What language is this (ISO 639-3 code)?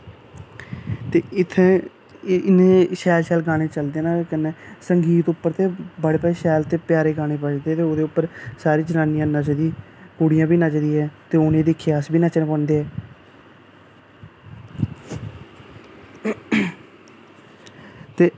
doi